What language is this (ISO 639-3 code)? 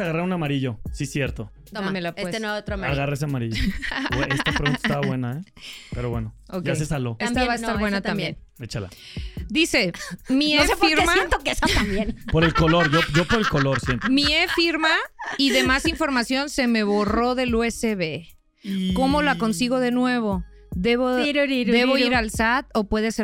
spa